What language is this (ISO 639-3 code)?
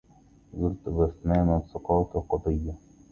ara